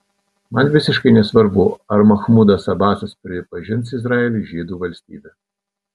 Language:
Lithuanian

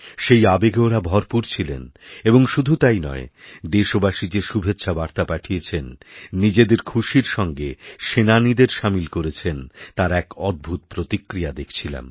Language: Bangla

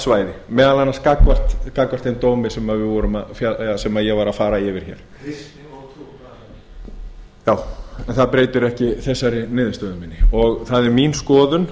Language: Icelandic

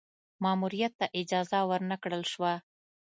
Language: Pashto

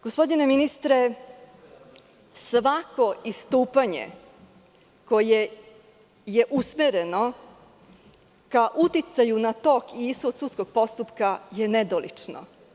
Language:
Serbian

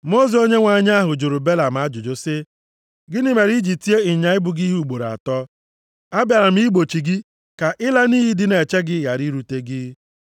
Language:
Igbo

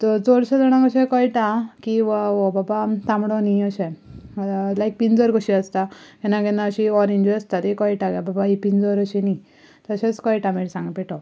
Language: Konkani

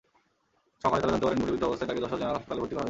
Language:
Bangla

